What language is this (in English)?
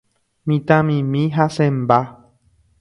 Guarani